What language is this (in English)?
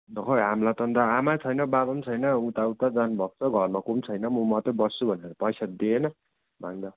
Nepali